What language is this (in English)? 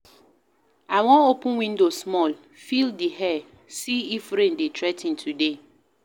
Nigerian Pidgin